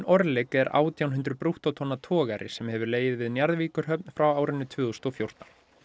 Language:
Icelandic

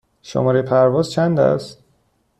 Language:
Persian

